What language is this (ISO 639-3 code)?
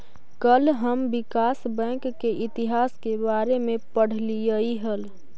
mag